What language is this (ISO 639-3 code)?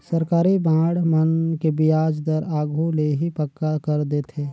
hne